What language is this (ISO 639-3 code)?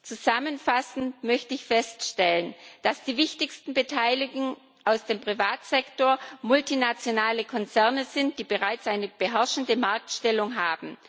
deu